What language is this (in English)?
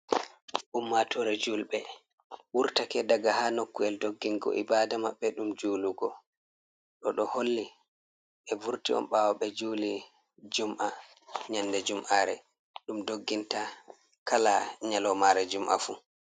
Fula